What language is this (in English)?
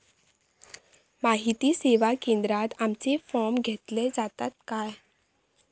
Marathi